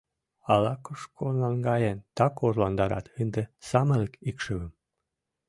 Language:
Mari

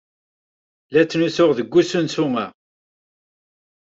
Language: Kabyle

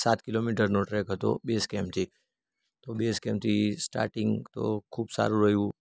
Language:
Gujarati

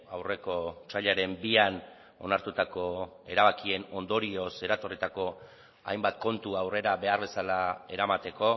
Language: Basque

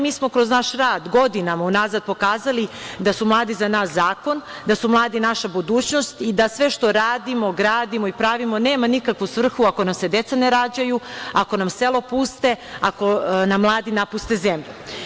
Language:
Serbian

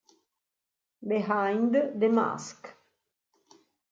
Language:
Italian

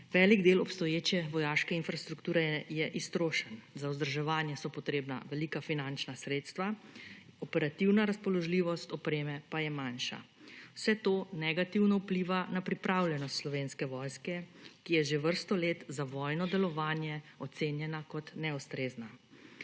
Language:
Slovenian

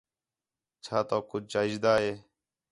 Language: Khetrani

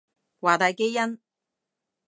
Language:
Cantonese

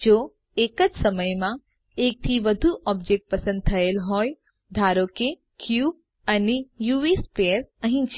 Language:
Gujarati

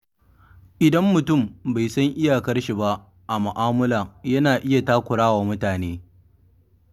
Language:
Hausa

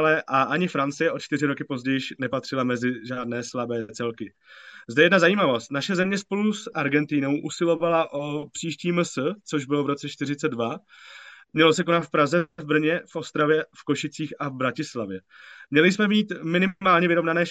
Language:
Czech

